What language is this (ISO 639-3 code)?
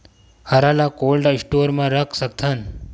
hne